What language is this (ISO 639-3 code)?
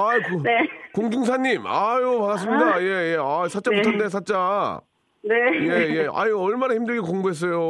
kor